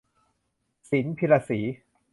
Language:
Thai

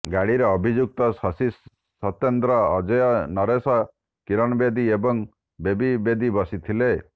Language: Odia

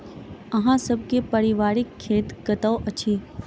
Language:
Maithili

